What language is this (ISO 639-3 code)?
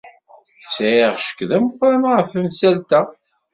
kab